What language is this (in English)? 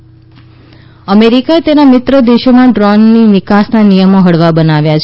Gujarati